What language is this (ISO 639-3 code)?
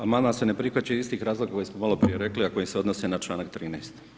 hrv